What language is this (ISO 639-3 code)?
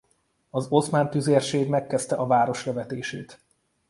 hun